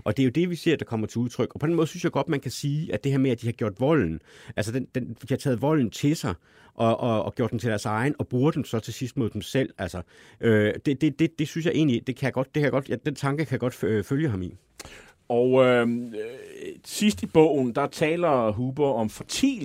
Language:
Danish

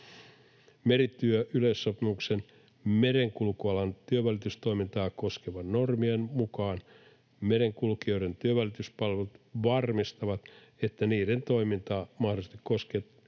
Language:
Finnish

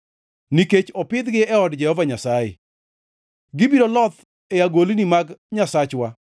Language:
Luo (Kenya and Tanzania)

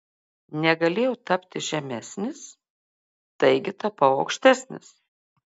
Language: Lithuanian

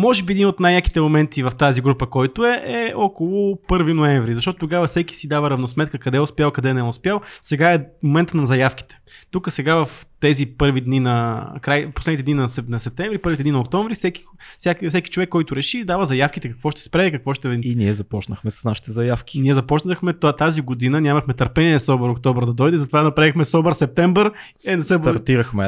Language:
Bulgarian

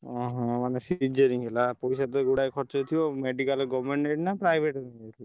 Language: Odia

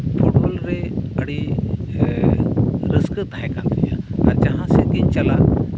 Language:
Santali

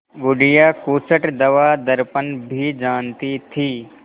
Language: Hindi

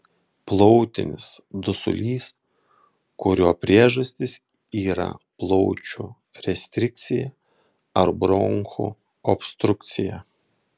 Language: Lithuanian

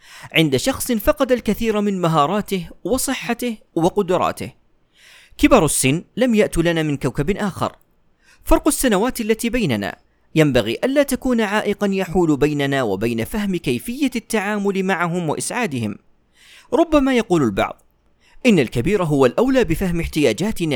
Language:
Arabic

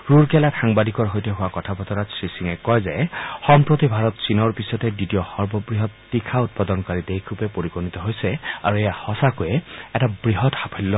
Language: Assamese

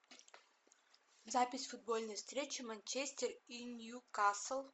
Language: Russian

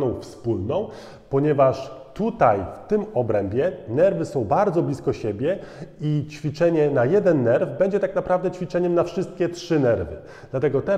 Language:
Polish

